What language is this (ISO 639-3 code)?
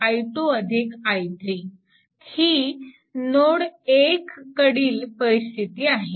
mar